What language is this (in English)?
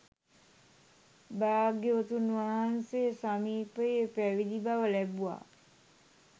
Sinhala